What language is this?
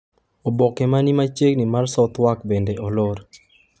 Luo (Kenya and Tanzania)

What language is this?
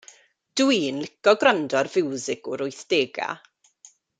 Welsh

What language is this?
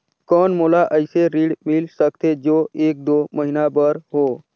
Chhattisgarhi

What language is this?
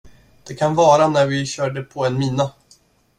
Swedish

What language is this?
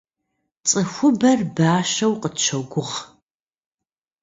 Kabardian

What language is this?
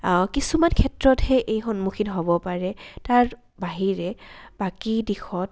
Assamese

